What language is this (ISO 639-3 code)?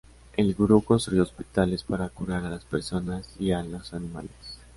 spa